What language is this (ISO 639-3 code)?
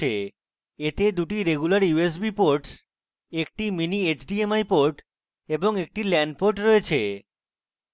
ben